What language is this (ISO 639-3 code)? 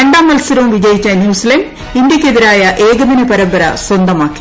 mal